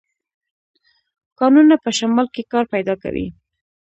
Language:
Pashto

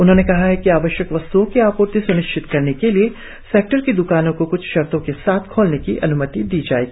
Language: Hindi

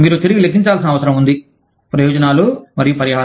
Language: Telugu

